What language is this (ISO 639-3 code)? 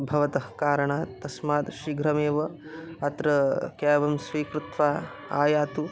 san